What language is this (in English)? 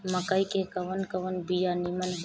Bhojpuri